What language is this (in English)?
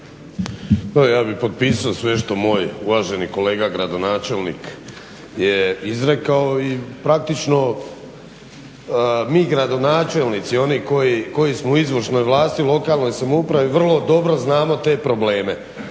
Croatian